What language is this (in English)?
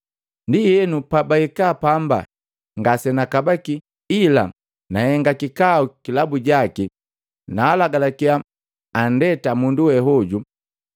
Matengo